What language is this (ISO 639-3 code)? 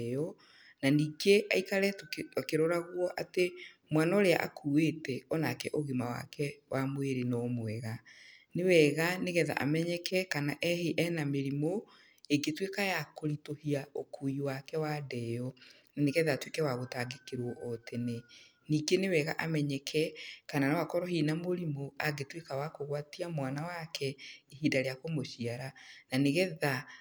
kik